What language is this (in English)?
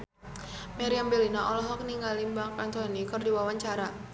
Sundanese